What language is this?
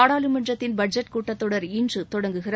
Tamil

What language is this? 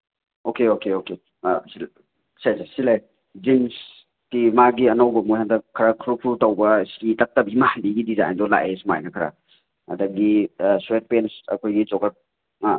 Manipuri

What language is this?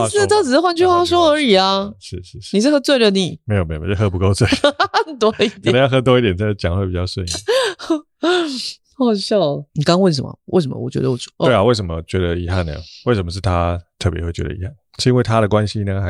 Chinese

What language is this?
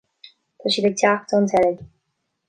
Irish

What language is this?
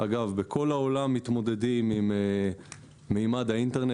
Hebrew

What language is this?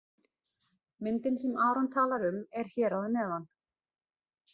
Icelandic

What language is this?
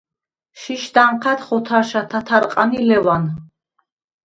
Svan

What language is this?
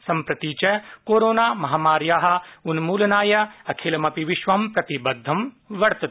Sanskrit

